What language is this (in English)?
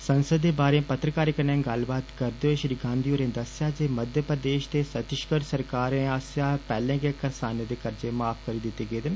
Dogri